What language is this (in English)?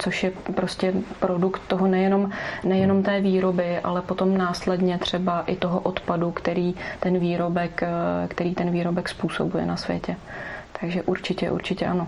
Czech